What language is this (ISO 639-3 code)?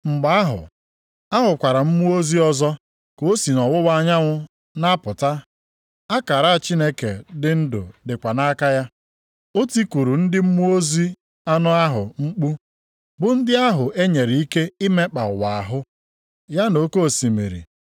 ibo